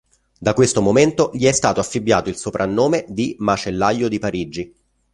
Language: Italian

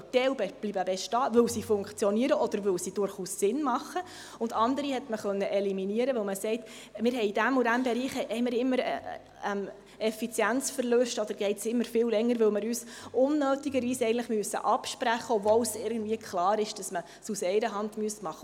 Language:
Swiss German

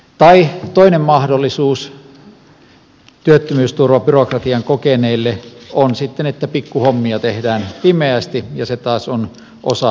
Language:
Finnish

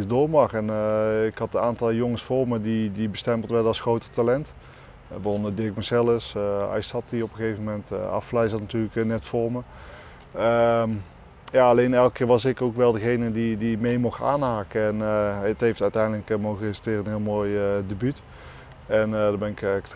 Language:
Dutch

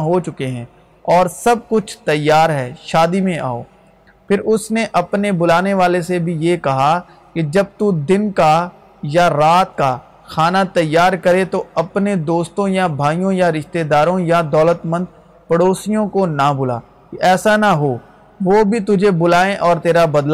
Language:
Urdu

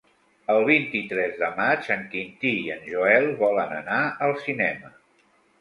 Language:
Catalan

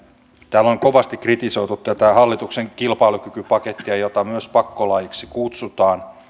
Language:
Finnish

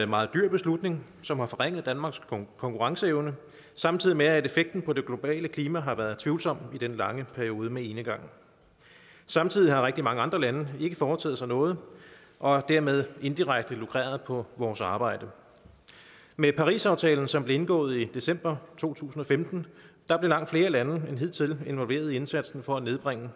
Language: Danish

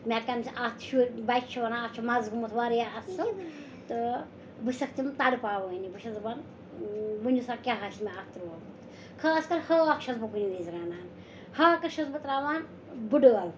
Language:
Kashmiri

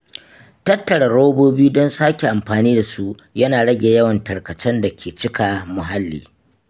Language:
Hausa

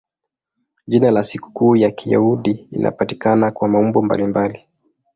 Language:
Swahili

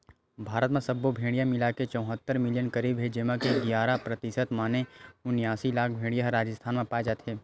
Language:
Chhattisgarhi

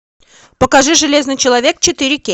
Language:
Russian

